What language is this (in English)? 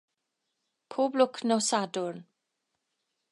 Welsh